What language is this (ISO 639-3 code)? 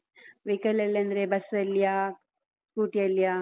kan